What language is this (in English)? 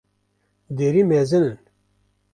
Kurdish